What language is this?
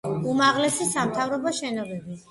Georgian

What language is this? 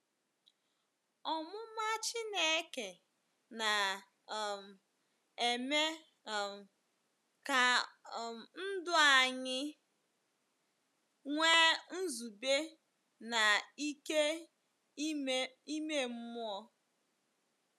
Igbo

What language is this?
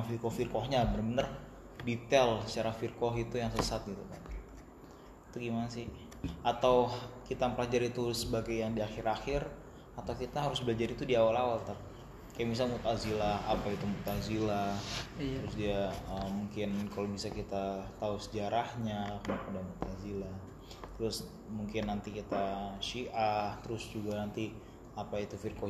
Indonesian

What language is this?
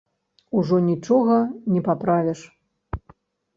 Belarusian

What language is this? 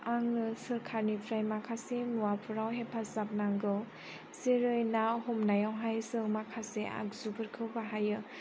Bodo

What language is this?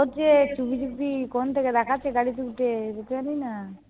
Bangla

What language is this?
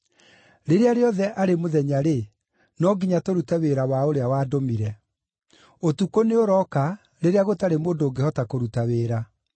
Kikuyu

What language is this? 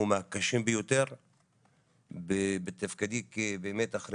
Hebrew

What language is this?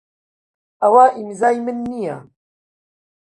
Central Kurdish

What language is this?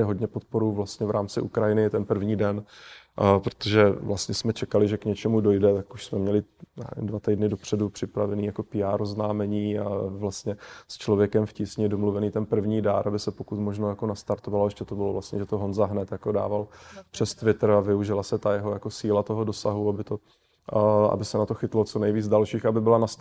Czech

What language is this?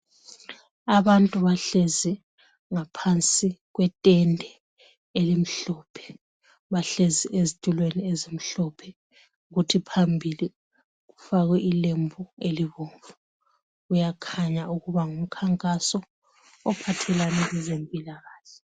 North Ndebele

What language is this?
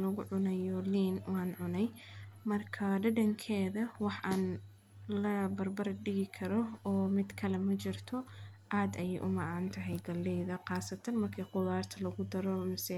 Somali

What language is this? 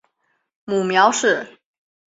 Chinese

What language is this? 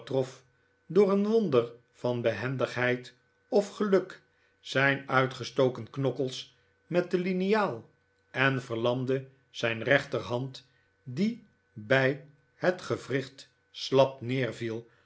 Dutch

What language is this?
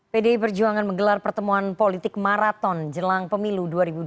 Indonesian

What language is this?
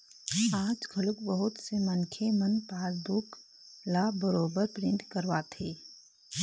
Chhattisgarhi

